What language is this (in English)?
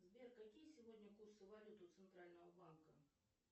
Russian